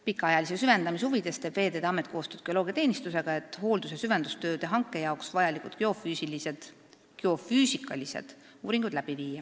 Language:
Estonian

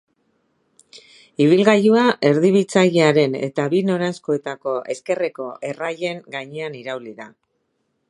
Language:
Basque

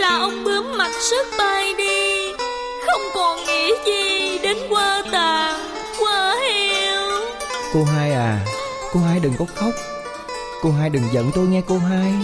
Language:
Vietnamese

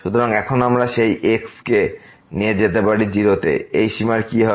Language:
Bangla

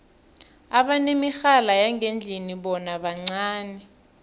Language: South Ndebele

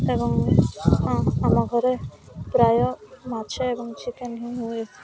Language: Odia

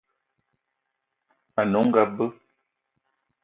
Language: Eton (Cameroon)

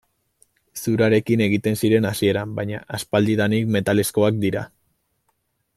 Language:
Basque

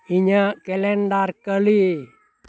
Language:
Santali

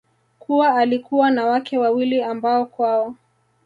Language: Swahili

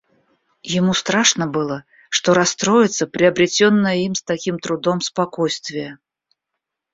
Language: Russian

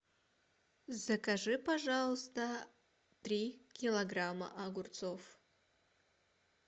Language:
Russian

